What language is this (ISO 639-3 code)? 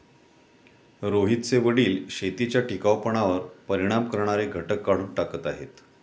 mar